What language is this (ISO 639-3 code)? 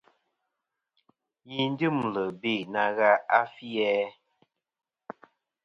bkm